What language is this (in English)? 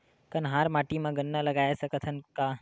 Chhattisgarhi